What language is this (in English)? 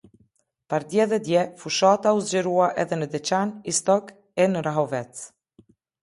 Albanian